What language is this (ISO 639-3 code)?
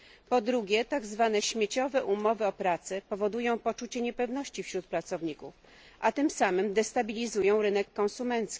pol